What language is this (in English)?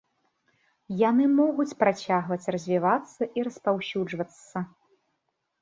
Belarusian